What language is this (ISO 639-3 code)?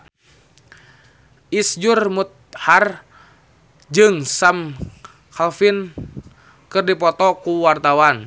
sun